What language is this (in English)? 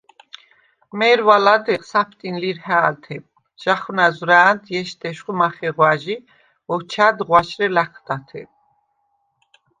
Svan